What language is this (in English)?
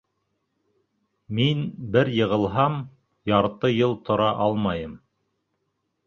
Bashkir